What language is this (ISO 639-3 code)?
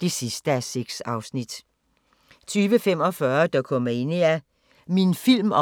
dan